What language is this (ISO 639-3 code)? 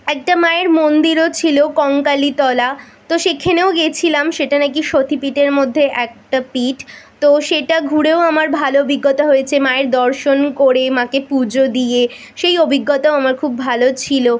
ben